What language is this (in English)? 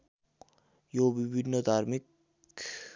Nepali